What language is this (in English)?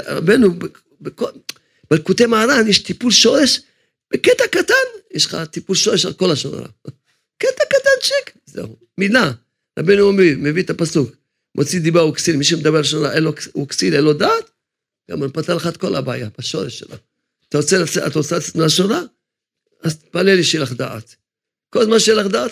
Hebrew